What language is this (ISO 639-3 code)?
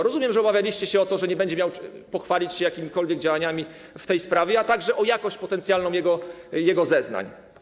pol